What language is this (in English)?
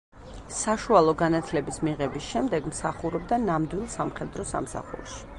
Georgian